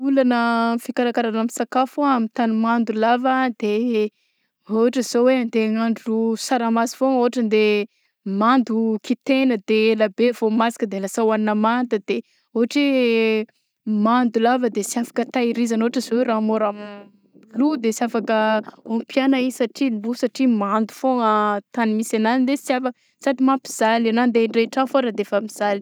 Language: Southern Betsimisaraka Malagasy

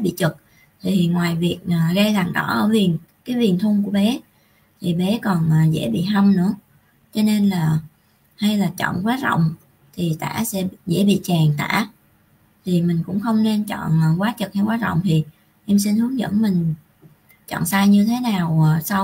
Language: Vietnamese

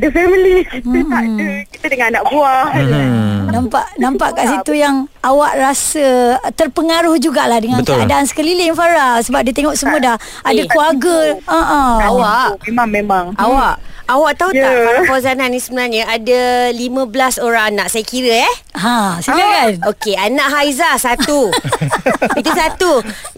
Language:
Malay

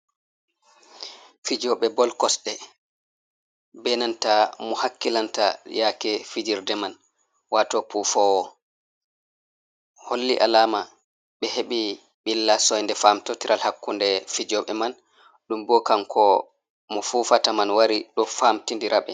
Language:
Fula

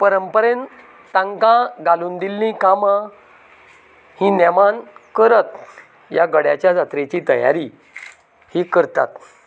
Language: Konkani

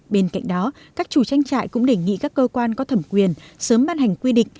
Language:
Vietnamese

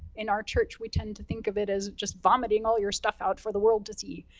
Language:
English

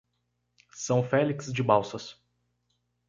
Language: Portuguese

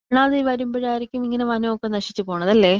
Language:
Malayalam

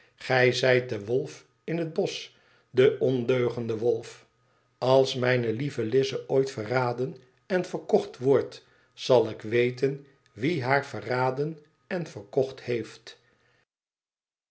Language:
Dutch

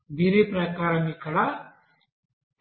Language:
Telugu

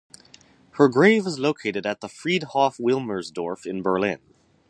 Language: English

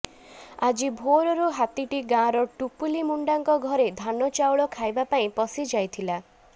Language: Odia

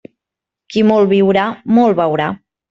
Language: Catalan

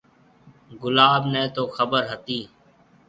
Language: Marwari (Pakistan)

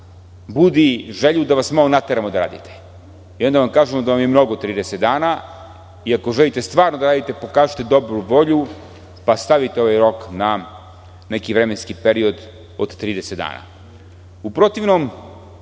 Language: Serbian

